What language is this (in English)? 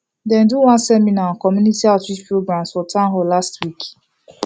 Nigerian Pidgin